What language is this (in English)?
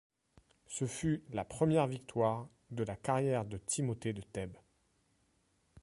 French